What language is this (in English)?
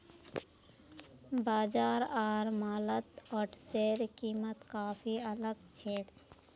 Magahi